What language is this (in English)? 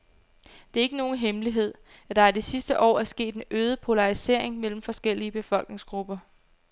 Danish